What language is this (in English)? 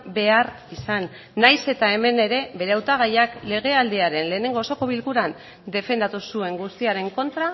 Basque